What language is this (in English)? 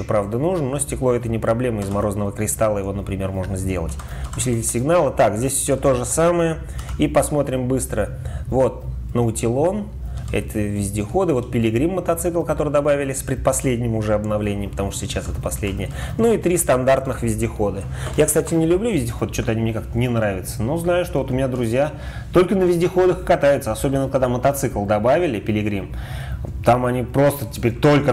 Russian